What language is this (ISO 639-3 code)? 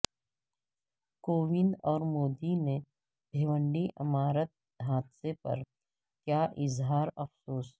urd